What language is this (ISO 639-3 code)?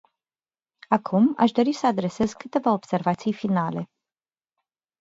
ron